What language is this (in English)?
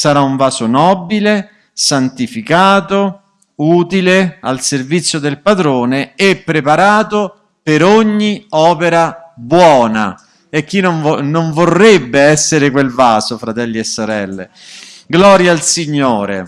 Italian